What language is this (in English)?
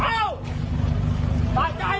Thai